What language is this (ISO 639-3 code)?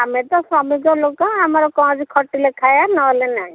ori